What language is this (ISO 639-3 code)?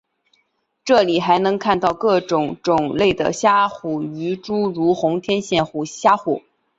zho